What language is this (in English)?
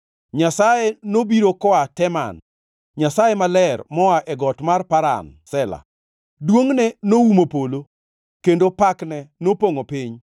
Luo (Kenya and Tanzania)